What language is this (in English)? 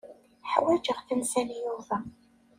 Kabyle